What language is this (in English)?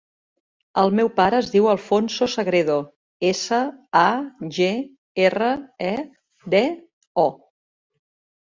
Catalan